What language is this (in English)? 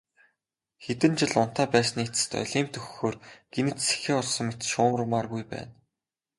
Mongolian